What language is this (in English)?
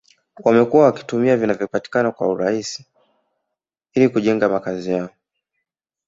Swahili